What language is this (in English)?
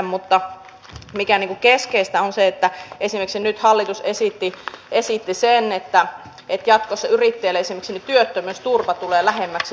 Finnish